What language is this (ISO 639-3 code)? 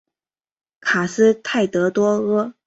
zho